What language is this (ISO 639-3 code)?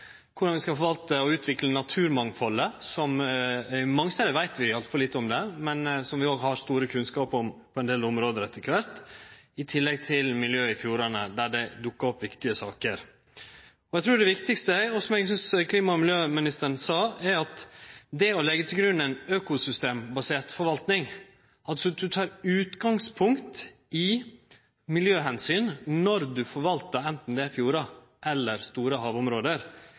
nno